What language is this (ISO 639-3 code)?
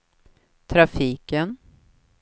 swe